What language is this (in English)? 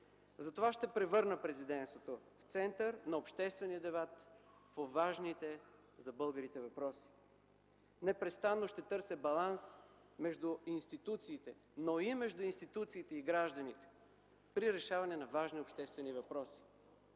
Bulgarian